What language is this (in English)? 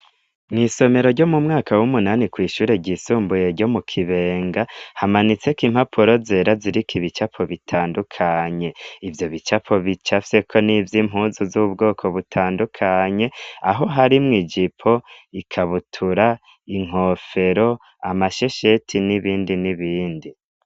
Rundi